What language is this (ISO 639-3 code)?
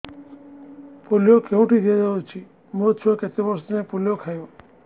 ori